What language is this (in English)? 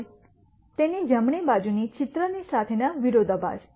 Gujarati